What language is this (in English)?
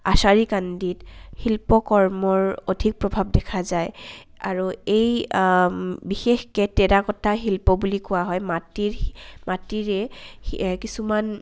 Assamese